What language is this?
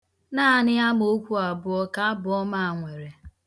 Igbo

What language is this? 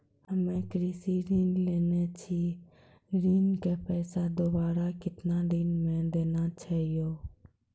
Maithili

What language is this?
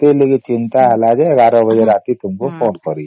Odia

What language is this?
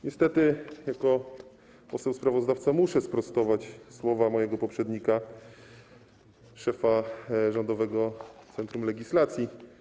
Polish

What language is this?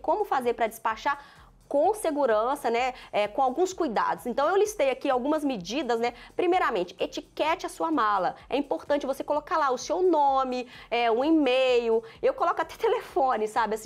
Portuguese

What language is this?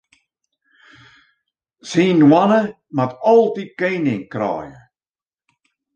Western Frisian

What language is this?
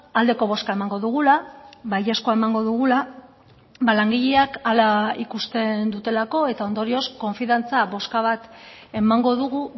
Basque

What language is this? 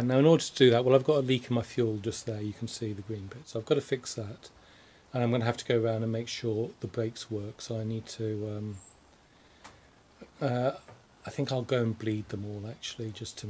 English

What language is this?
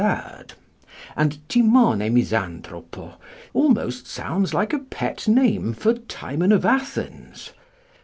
English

